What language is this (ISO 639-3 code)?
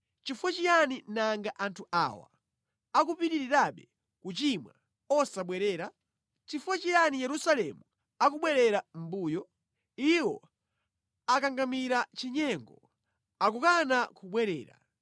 nya